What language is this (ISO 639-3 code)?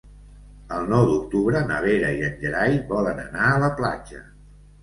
cat